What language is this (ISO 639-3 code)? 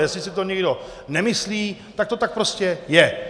ces